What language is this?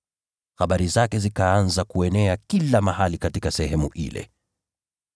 Swahili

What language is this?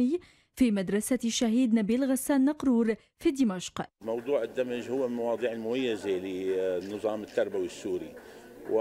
Arabic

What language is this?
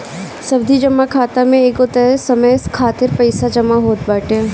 Bhojpuri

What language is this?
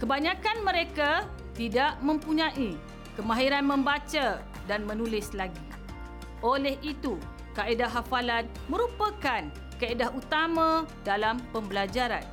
Malay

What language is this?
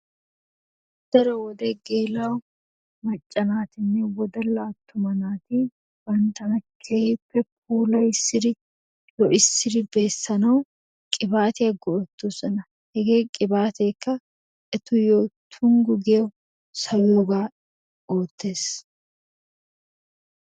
Wolaytta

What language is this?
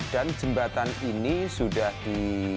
Indonesian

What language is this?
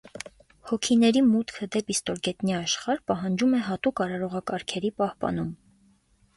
Armenian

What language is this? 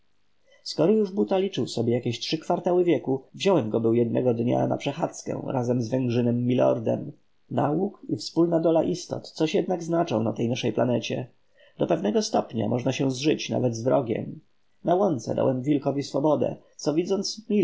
Polish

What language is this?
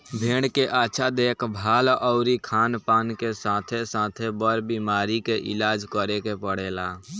Bhojpuri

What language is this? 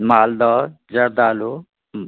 Maithili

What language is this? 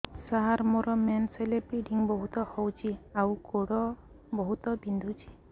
Odia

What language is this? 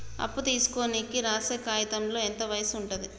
Telugu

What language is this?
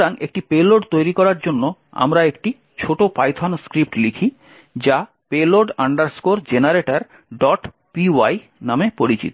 Bangla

